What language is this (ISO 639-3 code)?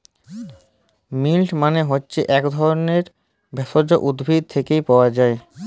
ben